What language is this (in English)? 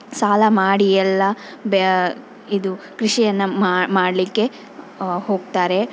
Kannada